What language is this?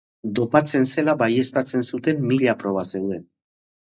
Basque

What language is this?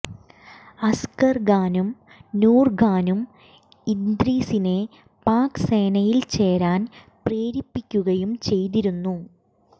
Malayalam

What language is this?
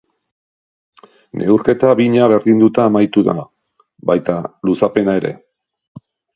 Basque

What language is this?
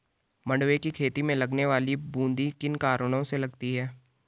Hindi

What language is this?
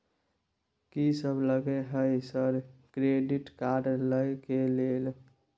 Maithili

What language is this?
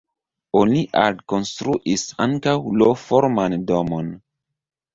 Esperanto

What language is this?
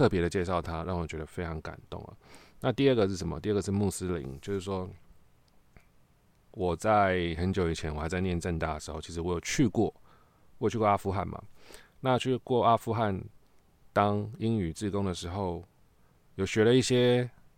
Chinese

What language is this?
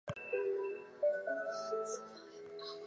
Chinese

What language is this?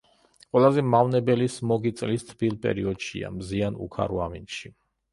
Georgian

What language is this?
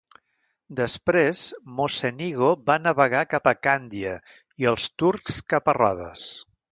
Catalan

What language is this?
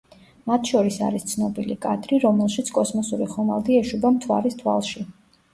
Georgian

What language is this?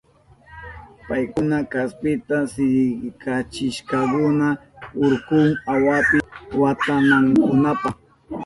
Southern Pastaza Quechua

